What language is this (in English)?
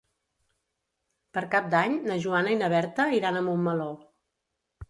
Catalan